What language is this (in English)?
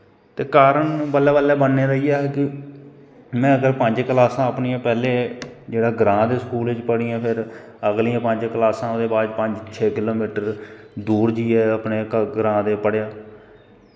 Dogri